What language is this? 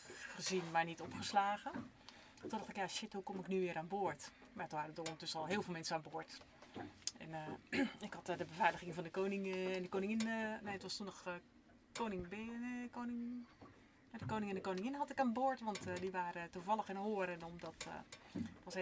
Dutch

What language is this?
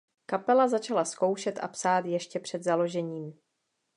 Czech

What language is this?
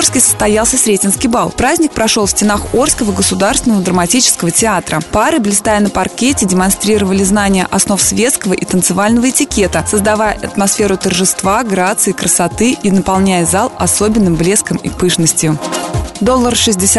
Russian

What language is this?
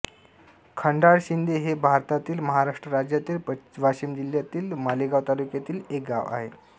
Marathi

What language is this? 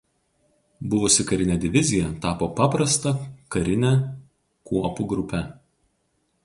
Lithuanian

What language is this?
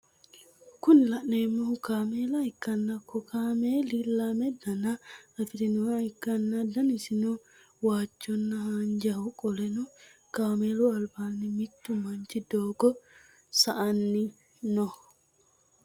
Sidamo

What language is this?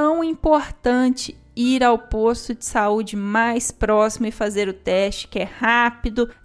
Portuguese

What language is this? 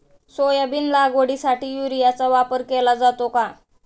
Marathi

